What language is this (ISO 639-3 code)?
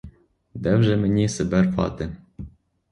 ukr